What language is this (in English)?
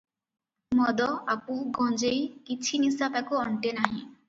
Odia